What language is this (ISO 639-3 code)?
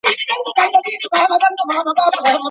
pus